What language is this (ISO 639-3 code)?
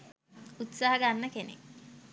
sin